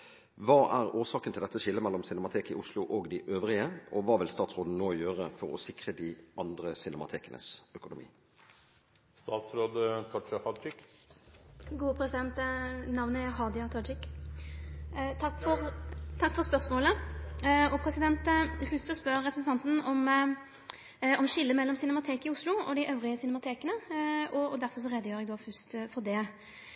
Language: Norwegian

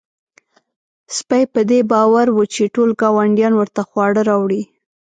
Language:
Pashto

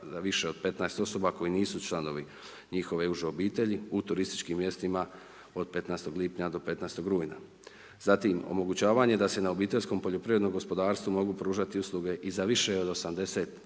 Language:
Croatian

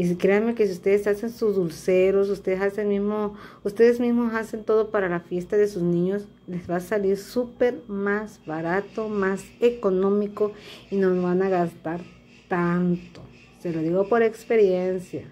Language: Spanish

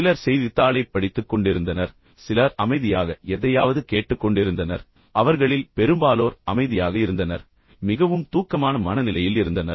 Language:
Tamil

